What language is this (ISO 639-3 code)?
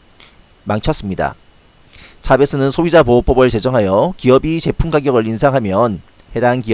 kor